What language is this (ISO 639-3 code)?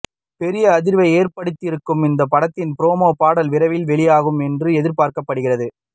tam